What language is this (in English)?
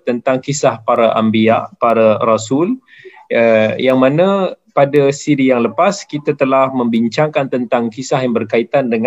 Malay